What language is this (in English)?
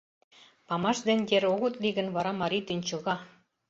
Mari